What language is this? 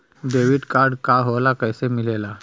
Bhojpuri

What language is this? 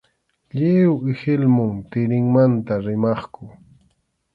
Arequipa-La Unión Quechua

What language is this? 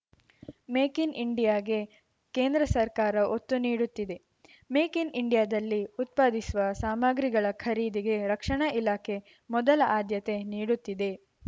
Kannada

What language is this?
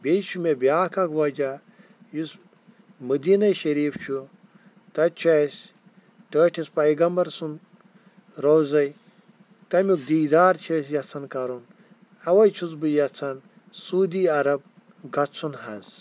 Kashmiri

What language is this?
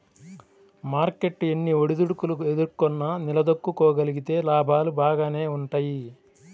Telugu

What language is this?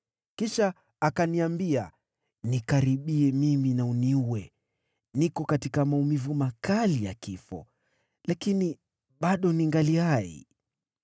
Swahili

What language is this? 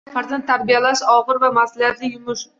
Uzbek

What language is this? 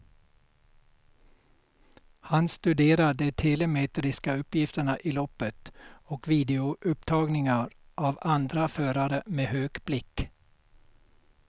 Swedish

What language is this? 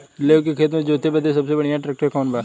Bhojpuri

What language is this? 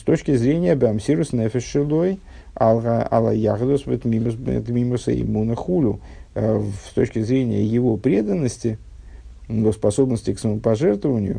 Russian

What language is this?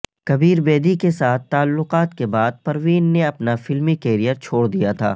Urdu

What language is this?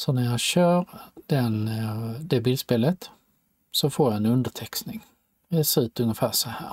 Swedish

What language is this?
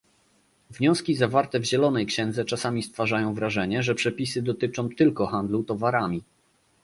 Polish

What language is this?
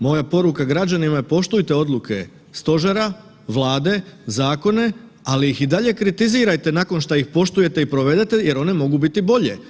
Croatian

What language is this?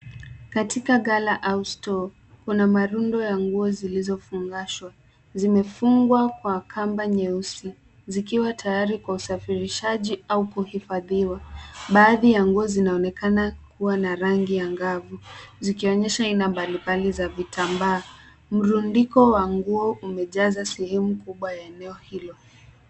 Swahili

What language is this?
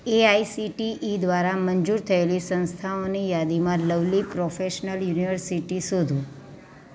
Gujarati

